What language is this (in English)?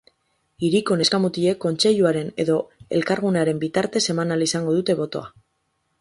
Basque